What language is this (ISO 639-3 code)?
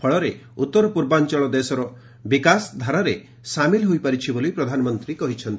ori